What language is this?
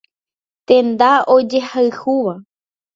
Guarani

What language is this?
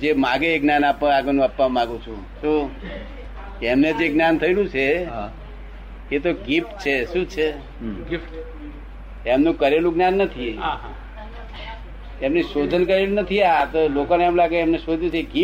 Gujarati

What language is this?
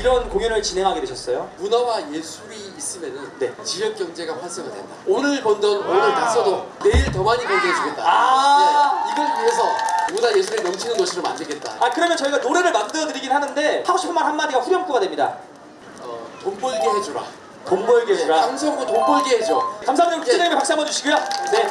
Korean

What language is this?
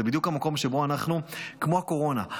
Hebrew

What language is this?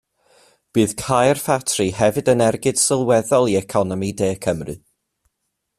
Welsh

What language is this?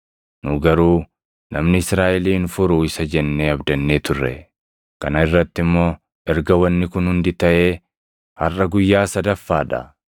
Oromo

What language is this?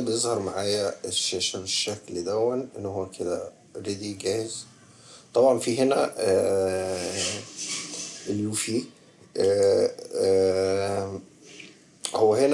Arabic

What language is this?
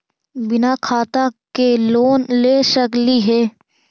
Magahi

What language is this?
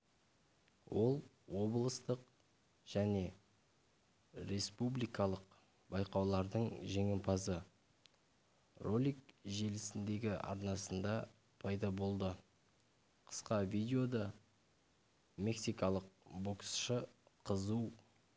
Kazakh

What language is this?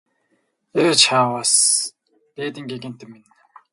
Mongolian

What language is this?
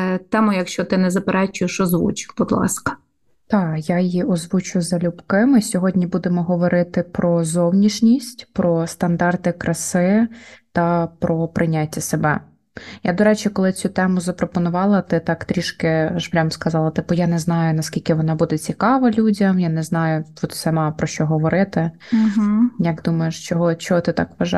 Ukrainian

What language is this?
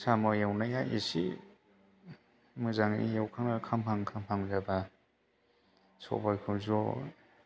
Bodo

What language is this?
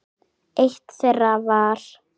Icelandic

